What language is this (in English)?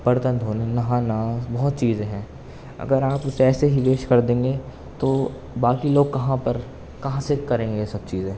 Urdu